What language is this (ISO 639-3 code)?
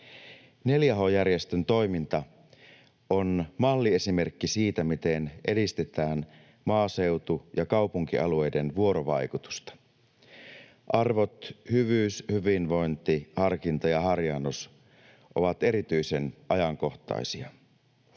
fin